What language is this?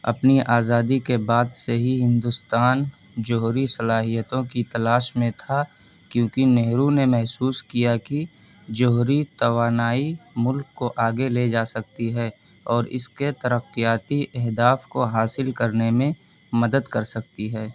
Urdu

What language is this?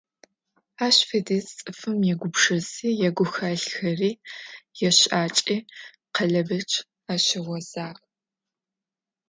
Adyghe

